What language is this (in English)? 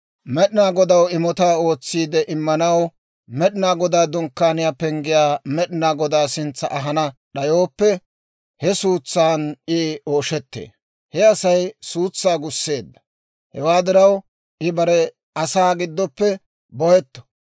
Dawro